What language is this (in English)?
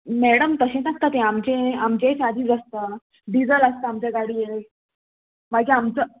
Konkani